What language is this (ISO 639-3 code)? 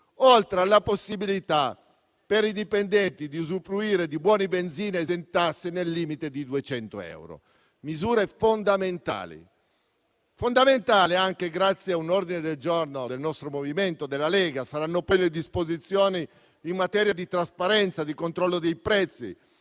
ita